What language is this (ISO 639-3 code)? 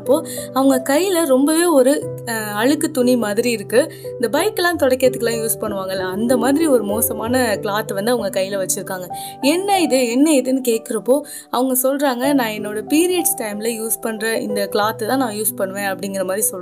tam